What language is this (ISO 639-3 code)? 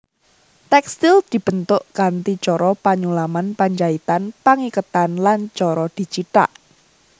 jav